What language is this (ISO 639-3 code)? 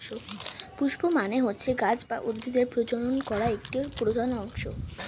ben